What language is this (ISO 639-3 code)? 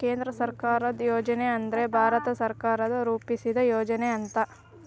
kan